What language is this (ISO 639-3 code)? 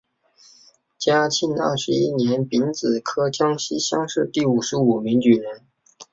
zho